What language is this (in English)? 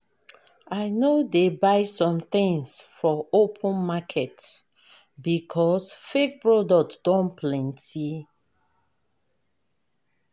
Nigerian Pidgin